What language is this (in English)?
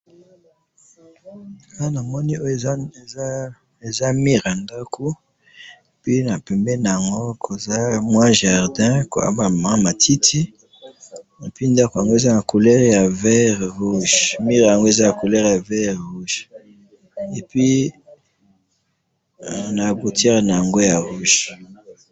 Lingala